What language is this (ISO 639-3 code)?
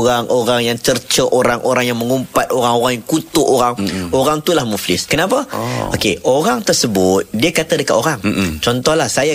msa